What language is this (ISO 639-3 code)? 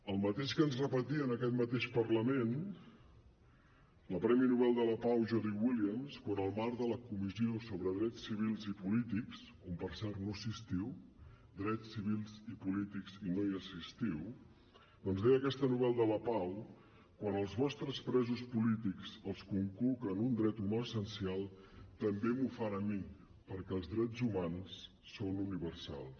cat